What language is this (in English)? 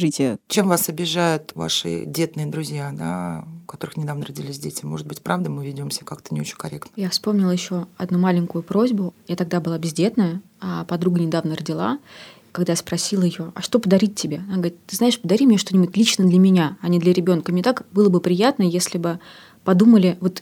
Russian